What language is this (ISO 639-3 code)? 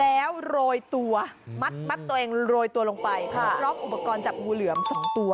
tha